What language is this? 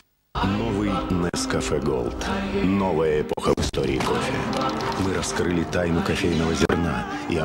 Russian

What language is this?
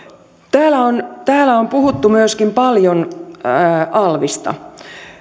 Finnish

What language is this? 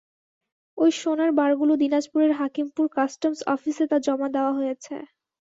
Bangla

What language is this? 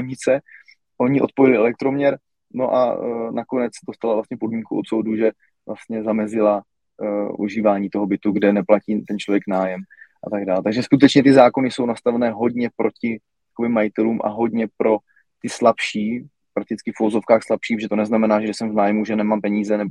Czech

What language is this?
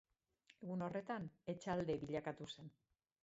Basque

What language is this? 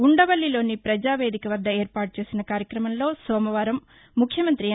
Telugu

